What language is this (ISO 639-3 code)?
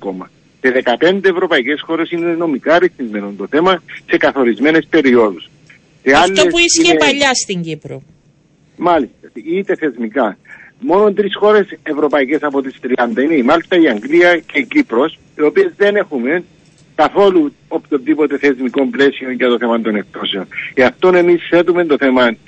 ell